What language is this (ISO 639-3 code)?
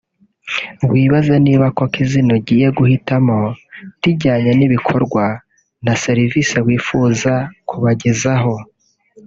kin